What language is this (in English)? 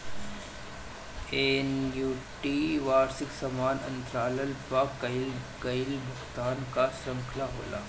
Bhojpuri